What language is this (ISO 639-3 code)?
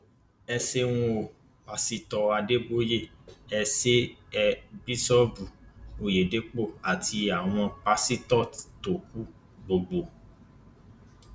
yor